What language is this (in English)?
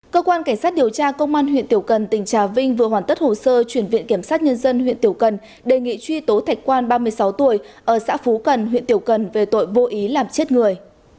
Vietnamese